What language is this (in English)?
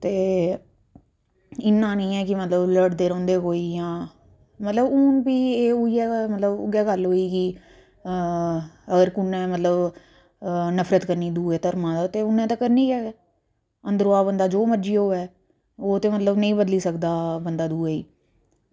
Dogri